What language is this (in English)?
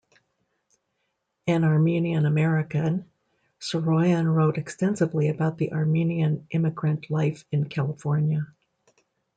English